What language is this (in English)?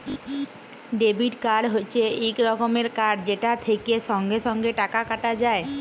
Bangla